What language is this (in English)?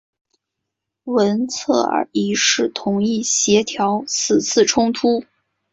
Chinese